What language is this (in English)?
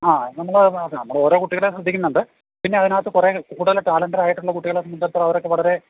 Malayalam